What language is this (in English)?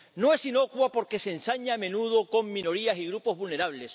Spanish